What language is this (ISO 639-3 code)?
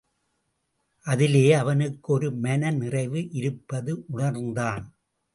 tam